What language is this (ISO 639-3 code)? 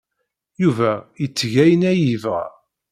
kab